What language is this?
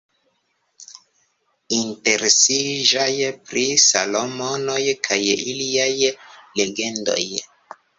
Esperanto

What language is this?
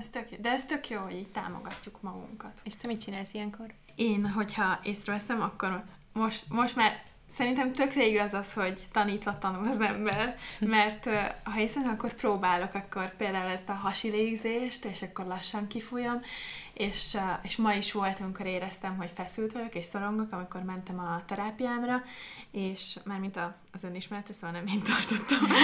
Hungarian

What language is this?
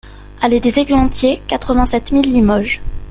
French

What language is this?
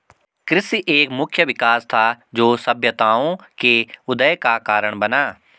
Hindi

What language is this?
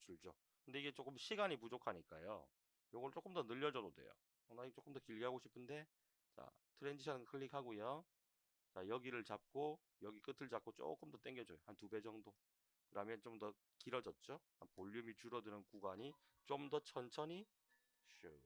Korean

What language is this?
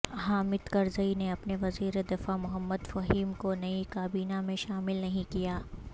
Urdu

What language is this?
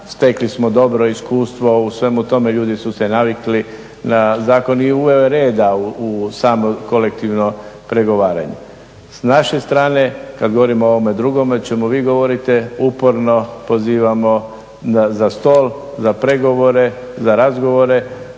Croatian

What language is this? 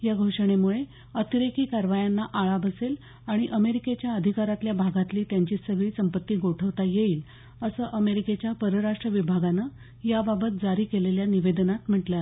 Marathi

